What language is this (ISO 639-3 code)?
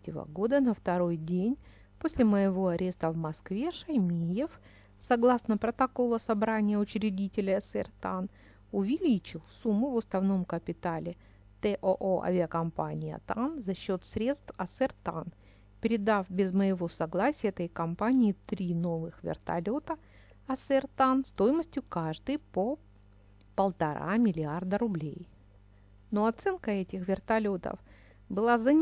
rus